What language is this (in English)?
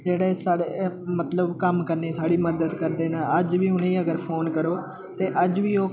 Dogri